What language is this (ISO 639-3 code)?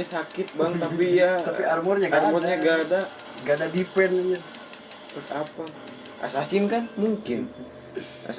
ind